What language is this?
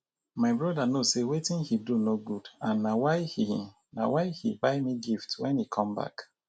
Nigerian Pidgin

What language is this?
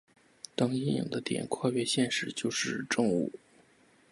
Chinese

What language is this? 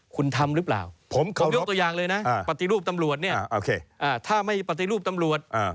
Thai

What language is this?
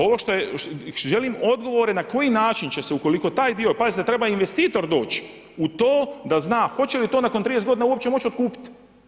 Croatian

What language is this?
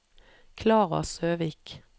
Norwegian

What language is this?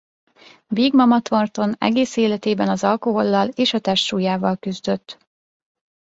Hungarian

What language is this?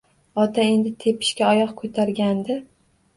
Uzbek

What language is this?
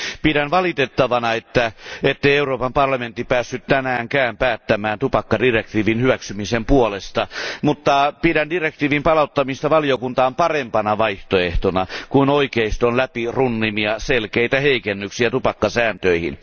Finnish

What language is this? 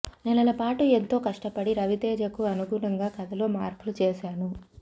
Telugu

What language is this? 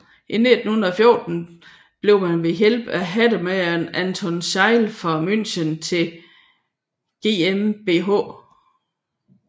Danish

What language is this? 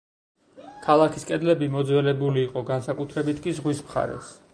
Georgian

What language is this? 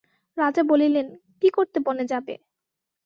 Bangla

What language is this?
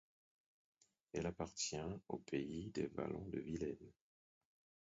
French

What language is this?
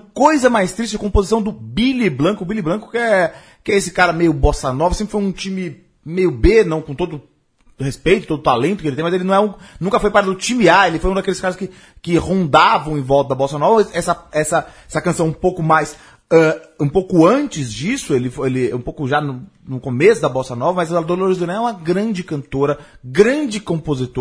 Portuguese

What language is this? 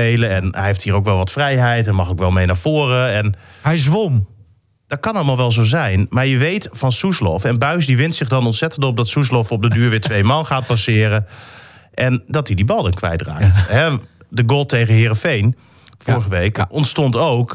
Dutch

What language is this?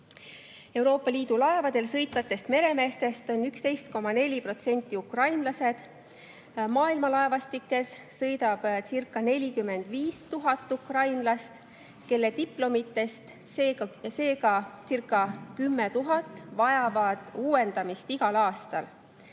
Estonian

